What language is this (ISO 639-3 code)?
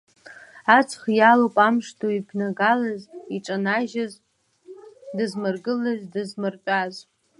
abk